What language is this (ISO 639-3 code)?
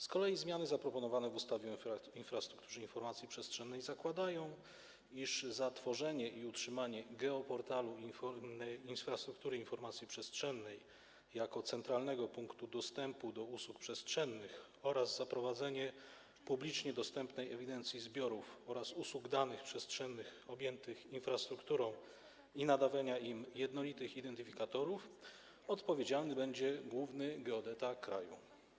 pol